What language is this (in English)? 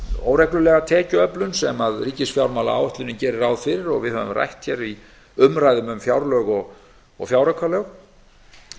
Icelandic